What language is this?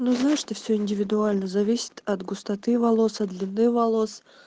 Russian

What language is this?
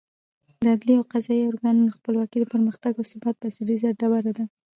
Pashto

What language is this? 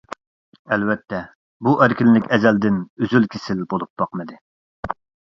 Uyghur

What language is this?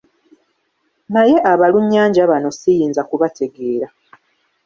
Ganda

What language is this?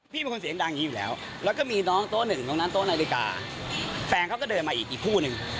Thai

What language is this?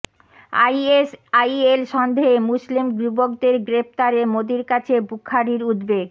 Bangla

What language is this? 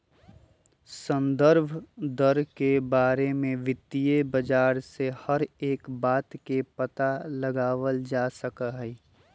Magahi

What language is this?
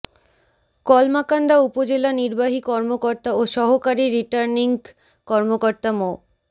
Bangla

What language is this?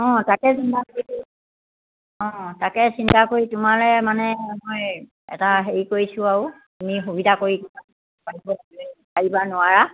Assamese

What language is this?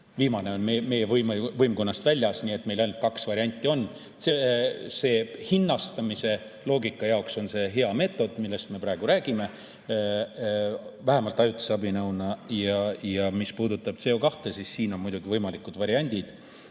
Estonian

